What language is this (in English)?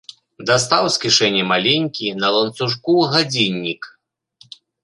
Belarusian